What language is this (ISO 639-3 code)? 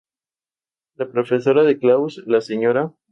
spa